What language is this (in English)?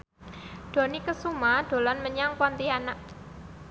Javanese